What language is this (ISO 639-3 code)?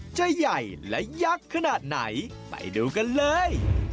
tha